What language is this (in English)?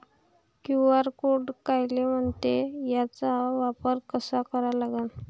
Marathi